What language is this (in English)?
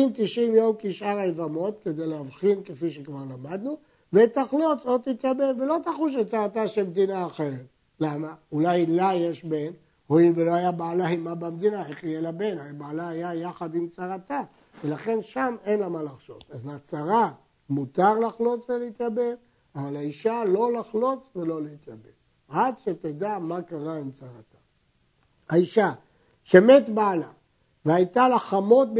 Hebrew